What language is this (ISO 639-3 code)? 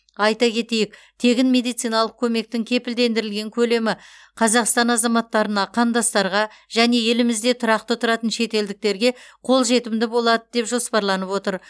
kaz